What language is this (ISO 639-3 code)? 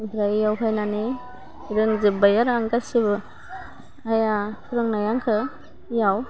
brx